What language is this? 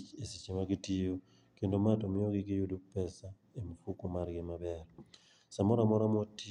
Luo (Kenya and Tanzania)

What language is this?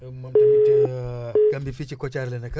Wolof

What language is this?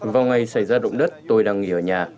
Vietnamese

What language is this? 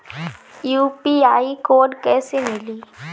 Bhojpuri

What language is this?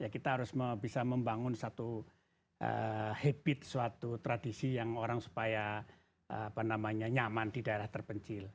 Indonesian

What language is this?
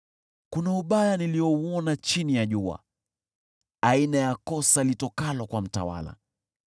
Swahili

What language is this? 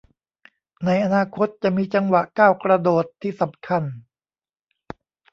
Thai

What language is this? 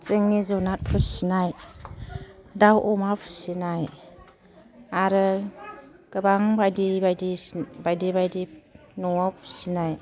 Bodo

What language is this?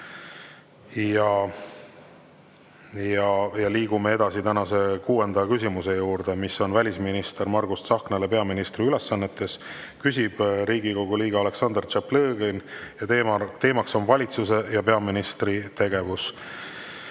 Estonian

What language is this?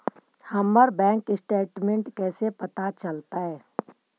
Magahi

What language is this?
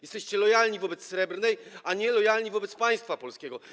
Polish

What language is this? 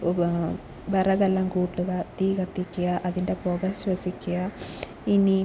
Malayalam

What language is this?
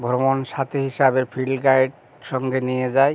Bangla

